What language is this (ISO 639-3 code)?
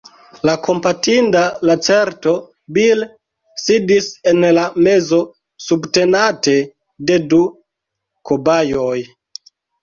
epo